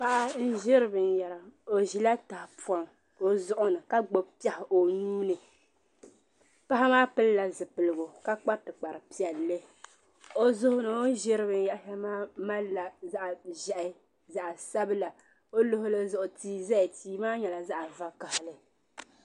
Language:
Dagbani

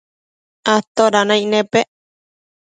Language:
Matsés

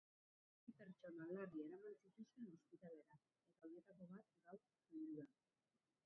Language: Basque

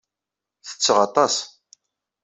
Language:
Kabyle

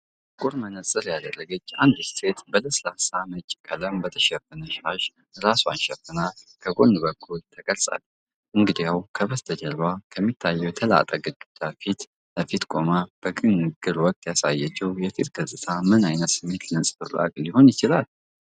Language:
Amharic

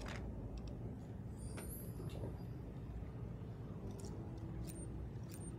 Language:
Hungarian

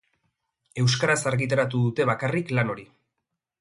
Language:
Basque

